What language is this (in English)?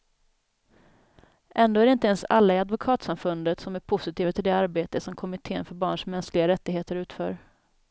Swedish